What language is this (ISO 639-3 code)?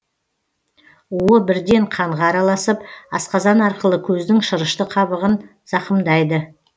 kaz